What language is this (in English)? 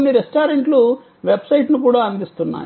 Telugu